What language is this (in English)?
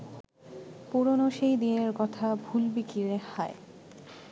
Bangla